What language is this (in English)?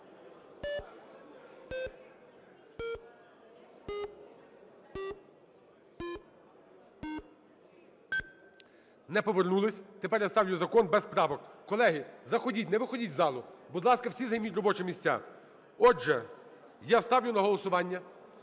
Ukrainian